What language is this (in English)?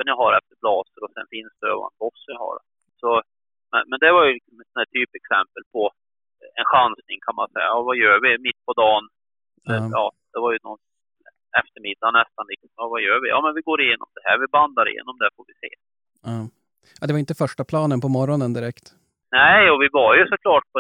Swedish